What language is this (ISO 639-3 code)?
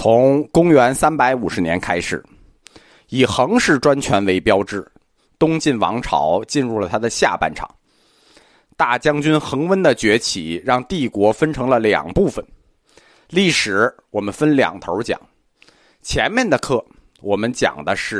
zho